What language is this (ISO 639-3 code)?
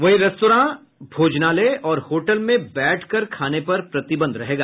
hin